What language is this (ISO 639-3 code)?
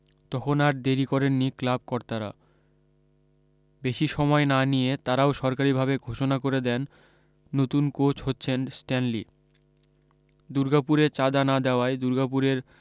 ben